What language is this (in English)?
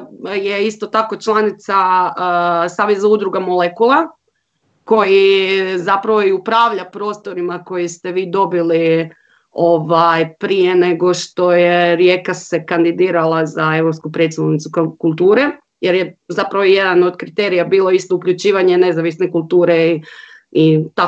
Croatian